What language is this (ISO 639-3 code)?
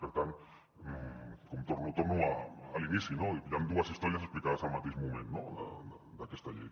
cat